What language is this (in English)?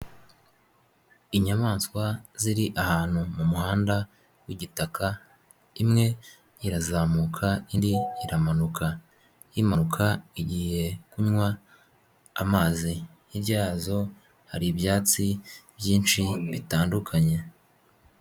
Kinyarwanda